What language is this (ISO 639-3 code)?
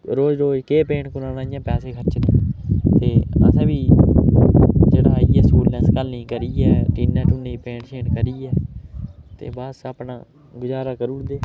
doi